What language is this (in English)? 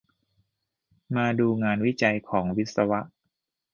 Thai